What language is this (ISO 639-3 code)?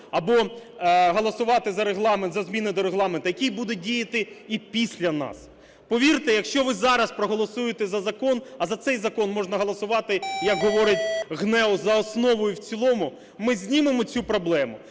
ukr